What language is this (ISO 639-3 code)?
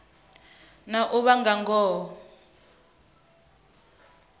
ven